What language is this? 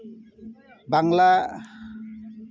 Santali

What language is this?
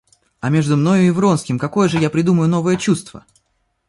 Russian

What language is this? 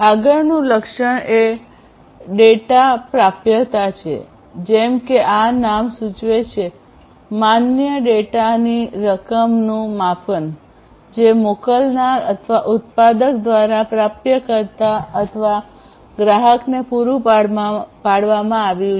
Gujarati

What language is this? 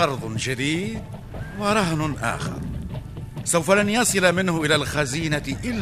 Arabic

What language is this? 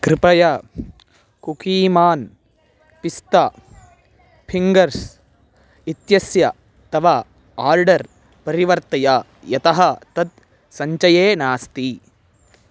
Sanskrit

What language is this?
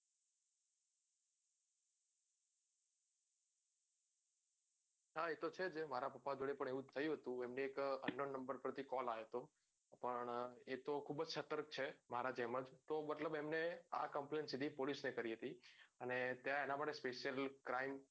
Gujarati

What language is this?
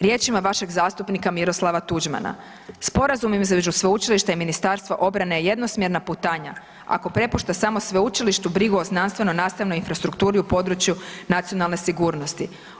Croatian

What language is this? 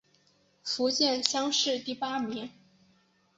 Chinese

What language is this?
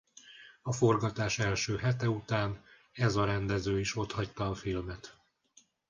Hungarian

